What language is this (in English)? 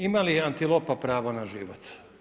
Croatian